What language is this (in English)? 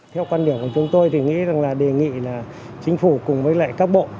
Vietnamese